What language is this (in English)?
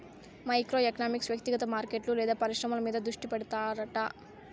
Telugu